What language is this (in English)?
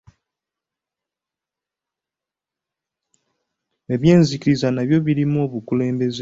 Ganda